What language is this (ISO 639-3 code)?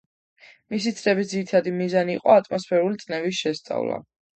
kat